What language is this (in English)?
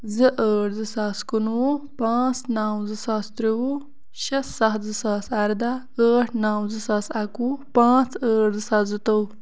Kashmiri